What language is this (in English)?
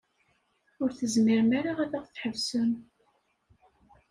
Kabyle